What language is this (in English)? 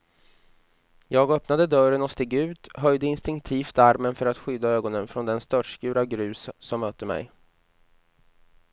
Swedish